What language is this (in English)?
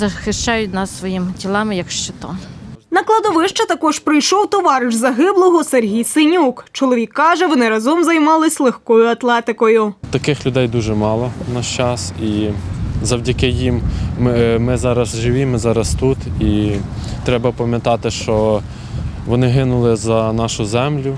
Ukrainian